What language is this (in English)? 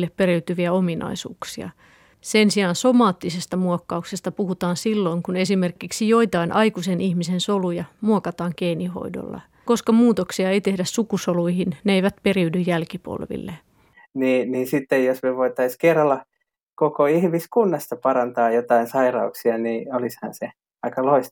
Finnish